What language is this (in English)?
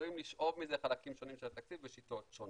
Hebrew